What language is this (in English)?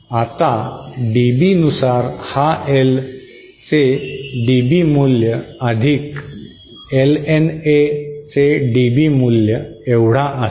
Marathi